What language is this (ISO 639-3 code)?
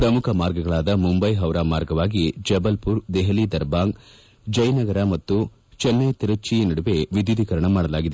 kan